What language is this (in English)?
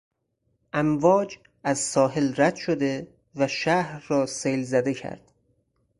Persian